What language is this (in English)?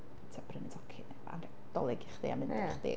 Welsh